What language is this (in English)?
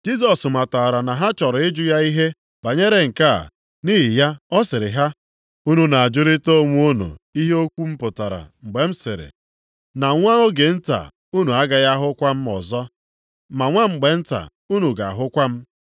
Igbo